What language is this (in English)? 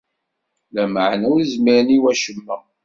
Kabyle